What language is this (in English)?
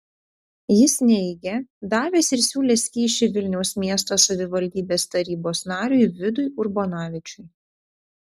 Lithuanian